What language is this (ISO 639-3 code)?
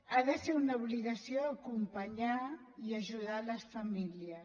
cat